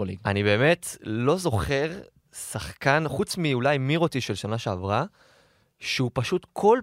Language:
Hebrew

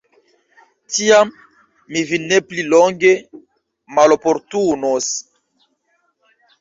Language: Esperanto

